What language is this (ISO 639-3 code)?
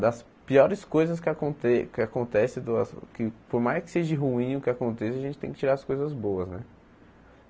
por